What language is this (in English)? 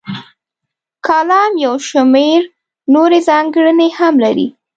Pashto